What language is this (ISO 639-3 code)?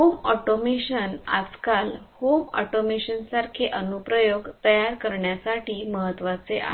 mar